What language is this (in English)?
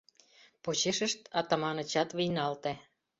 Mari